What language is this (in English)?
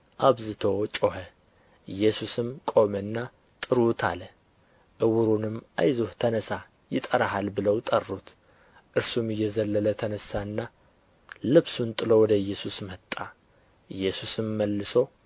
Amharic